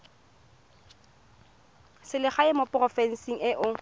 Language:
Tswana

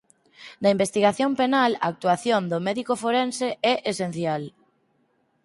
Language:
Galician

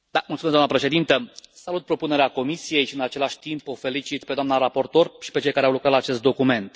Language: Romanian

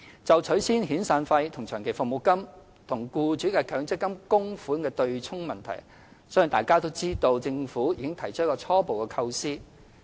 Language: Cantonese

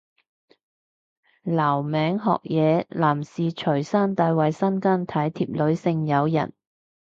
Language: Cantonese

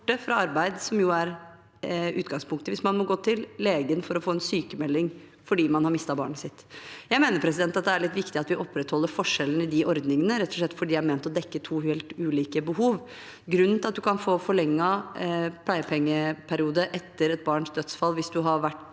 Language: Norwegian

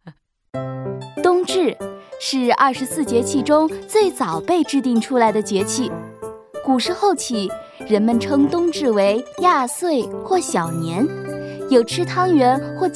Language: Chinese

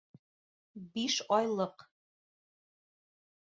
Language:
Bashkir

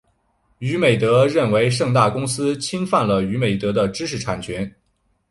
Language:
Chinese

